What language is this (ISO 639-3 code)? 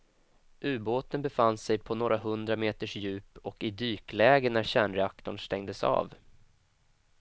swe